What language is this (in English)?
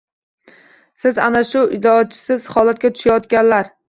Uzbek